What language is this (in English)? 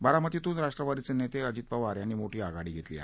Marathi